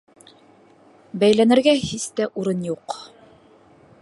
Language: Bashkir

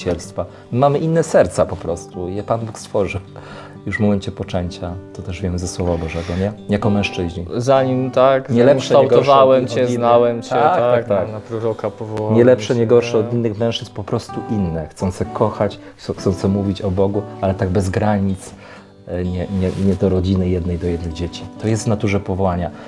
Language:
Polish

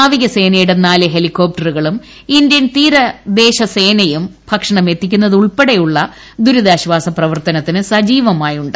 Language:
Malayalam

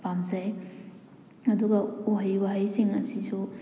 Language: Manipuri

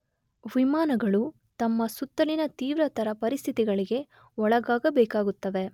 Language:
Kannada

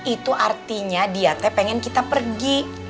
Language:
Indonesian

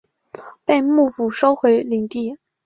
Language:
Chinese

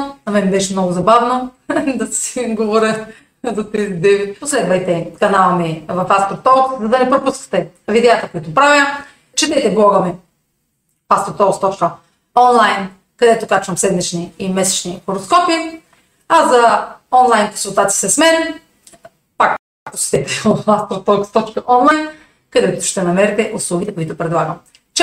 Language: Bulgarian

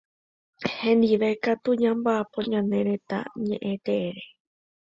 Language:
Guarani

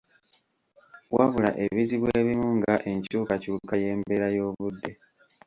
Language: Ganda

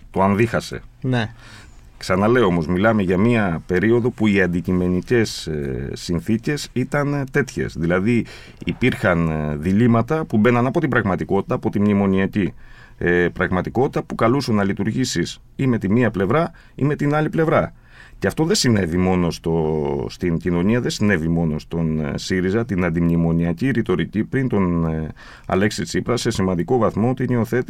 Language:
Greek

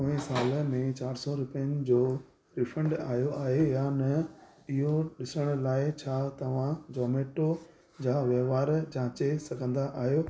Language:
Sindhi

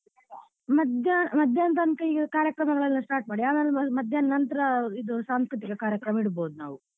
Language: Kannada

